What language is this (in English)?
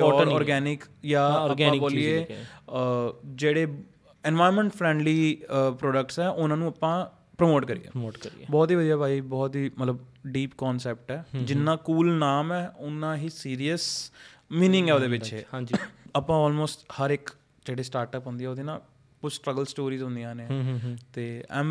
Punjabi